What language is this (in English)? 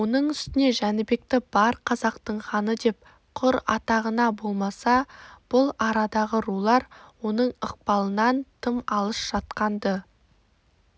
Kazakh